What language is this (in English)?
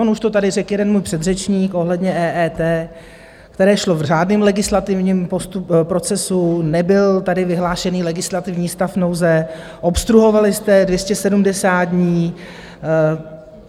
Czech